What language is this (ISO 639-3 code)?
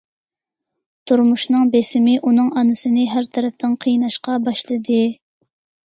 uig